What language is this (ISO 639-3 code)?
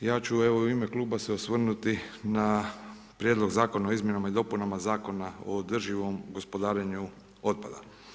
hrv